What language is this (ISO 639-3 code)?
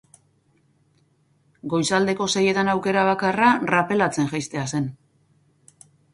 eus